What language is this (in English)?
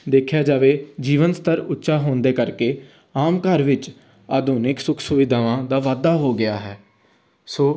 Punjabi